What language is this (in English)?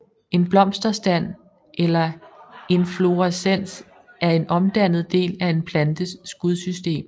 Danish